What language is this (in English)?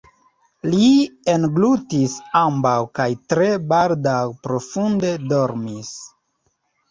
Esperanto